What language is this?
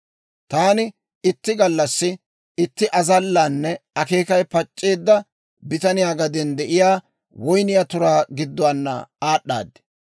Dawro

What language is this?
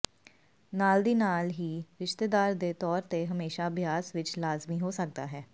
Punjabi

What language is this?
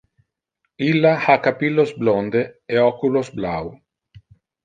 Interlingua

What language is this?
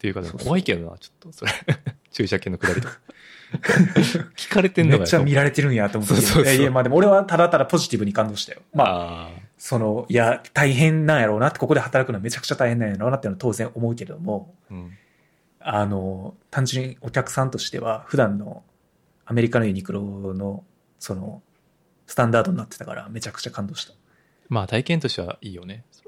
Japanese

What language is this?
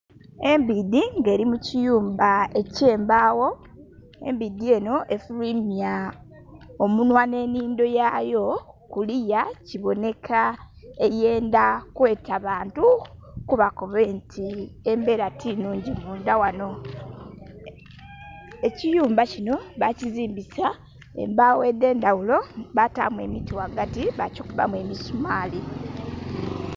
Soga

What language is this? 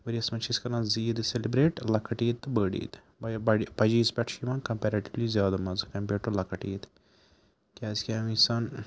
Kashmiri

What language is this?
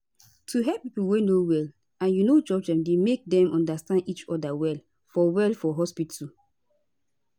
Nigerian Pidgin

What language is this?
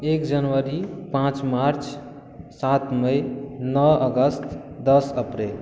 Maithili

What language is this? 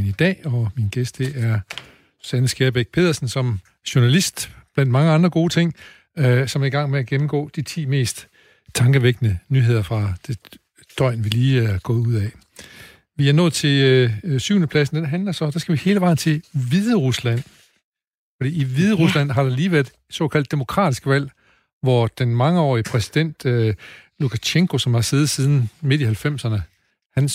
Danish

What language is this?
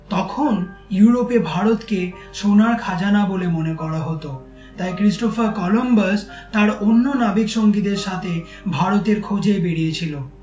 Bangla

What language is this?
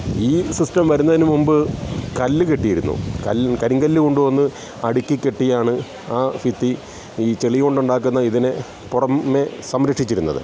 Malayalam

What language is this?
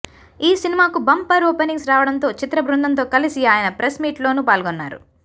Telugu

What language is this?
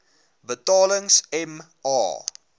Afrikaans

